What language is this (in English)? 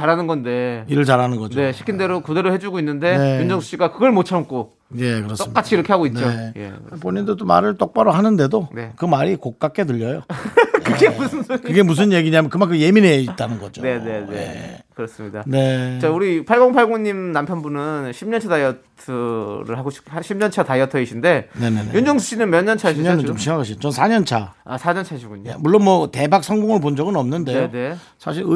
Korean